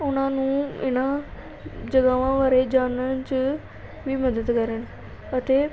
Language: Punjabi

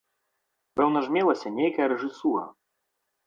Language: Belarusian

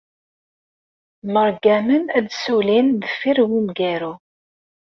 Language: Kabyle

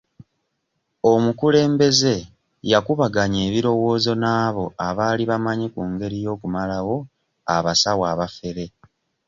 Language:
Ganda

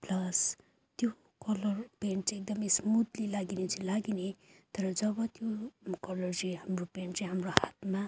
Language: Nepali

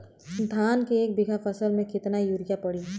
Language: Bhojpuri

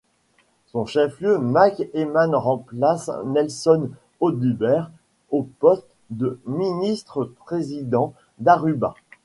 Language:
French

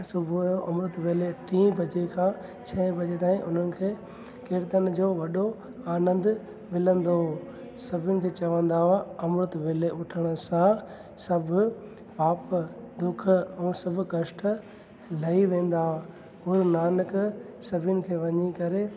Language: Sindhi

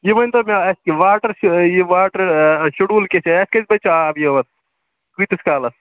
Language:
Kashmiri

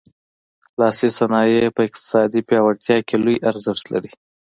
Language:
Pashto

